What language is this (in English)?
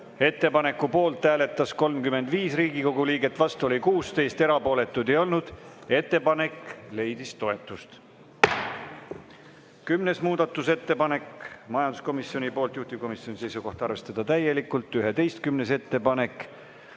Estonian